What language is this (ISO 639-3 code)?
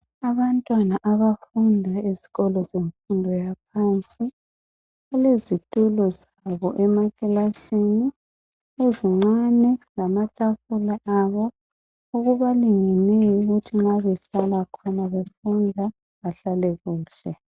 nde